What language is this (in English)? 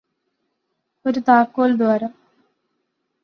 Malayalam